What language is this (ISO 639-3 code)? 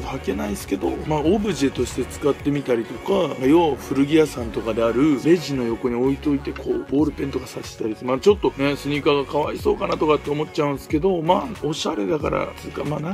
jpn